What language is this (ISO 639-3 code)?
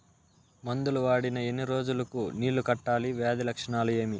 tel